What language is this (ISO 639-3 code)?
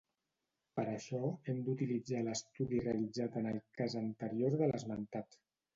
cat